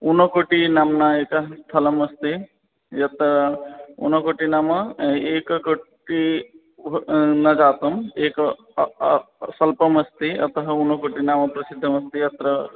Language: Sanskrit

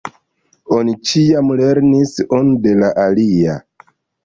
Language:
Esperanto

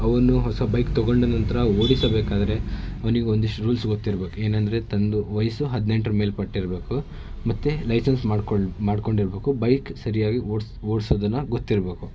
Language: Kannada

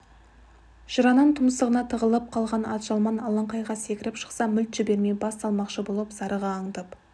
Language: Kazakh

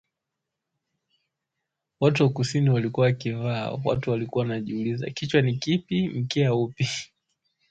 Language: Swahili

